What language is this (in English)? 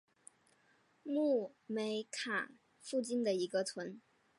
Chinese